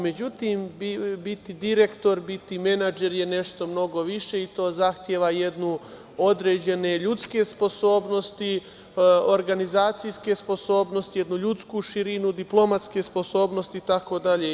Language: Serbian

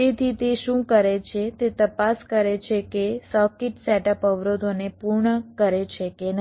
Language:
Gujarati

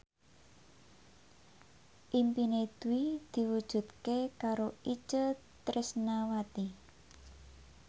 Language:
Javanese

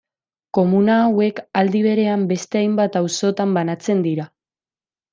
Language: Basque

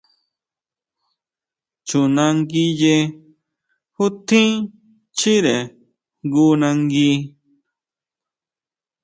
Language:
Huautla Mazatec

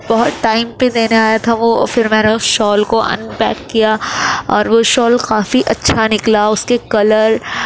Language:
Urdu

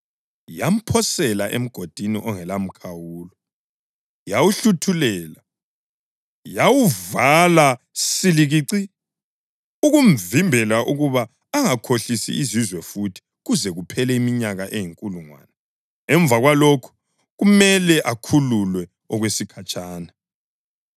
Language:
North Ndebele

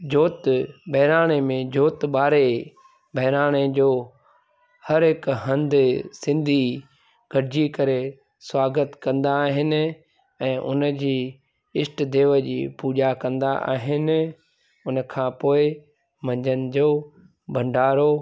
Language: Sindhi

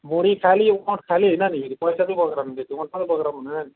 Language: Nepali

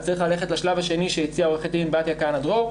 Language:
Hebrew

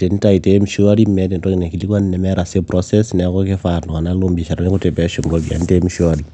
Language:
Masai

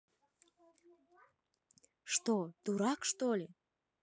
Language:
Russian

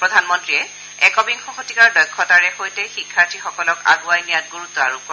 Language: Assamese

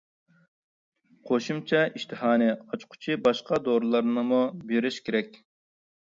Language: Uyghur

